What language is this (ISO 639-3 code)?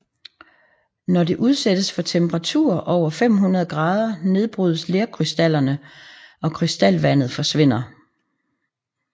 dan